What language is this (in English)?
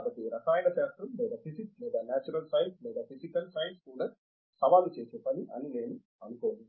Telugu